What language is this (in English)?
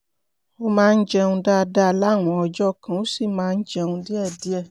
Yoruba